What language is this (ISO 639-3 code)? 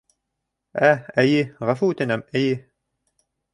bak